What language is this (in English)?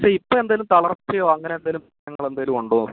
Malayalam